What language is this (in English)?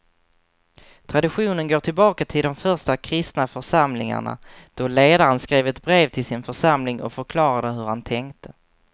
Swedish